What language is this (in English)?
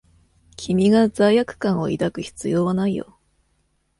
Japanese